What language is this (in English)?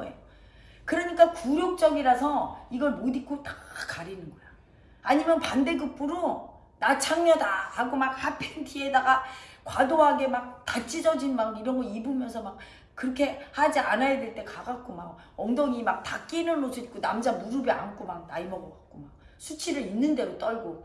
Korean